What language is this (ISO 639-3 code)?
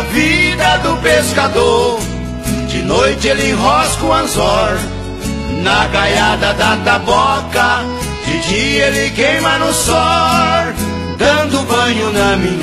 por